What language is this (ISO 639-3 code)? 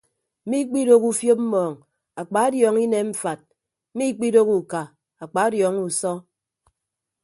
ibb